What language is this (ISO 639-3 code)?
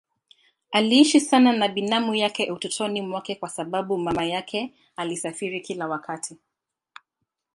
swa